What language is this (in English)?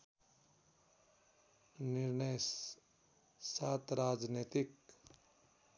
Nepali